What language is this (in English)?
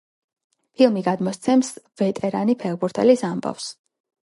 Georgian